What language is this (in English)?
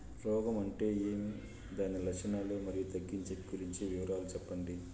Telugu